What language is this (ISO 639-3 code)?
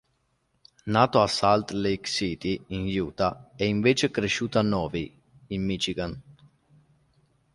ita